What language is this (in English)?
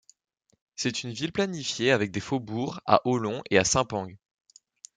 French